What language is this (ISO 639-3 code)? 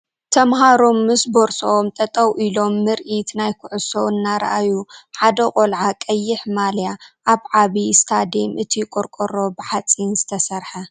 tir